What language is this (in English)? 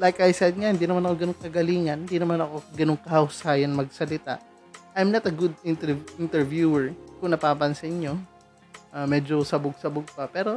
Filipino